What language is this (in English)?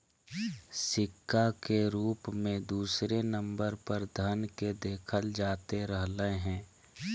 Magahi